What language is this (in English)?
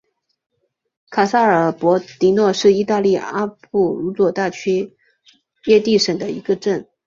Chinese